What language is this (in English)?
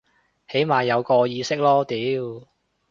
Cantonese